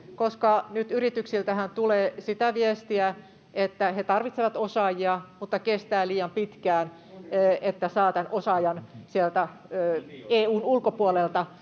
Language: Finnish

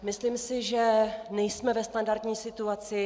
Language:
Czech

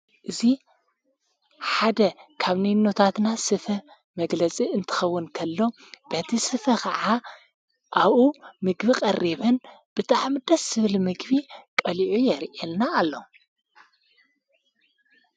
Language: Tigrinya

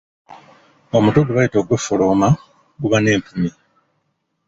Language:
Ganda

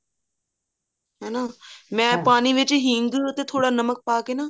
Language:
Punjabi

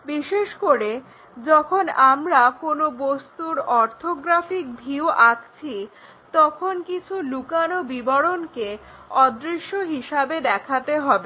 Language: Bangla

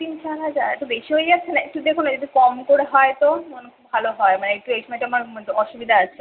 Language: Bangla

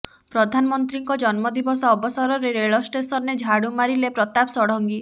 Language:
Odia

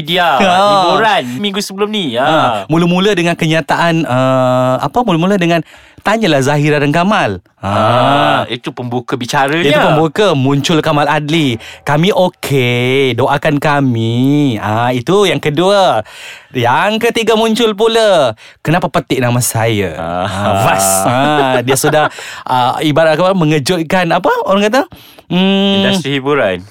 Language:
Malay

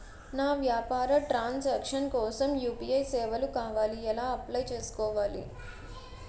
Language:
Telugu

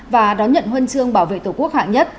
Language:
Vietnamese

